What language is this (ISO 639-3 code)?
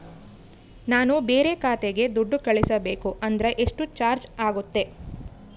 kan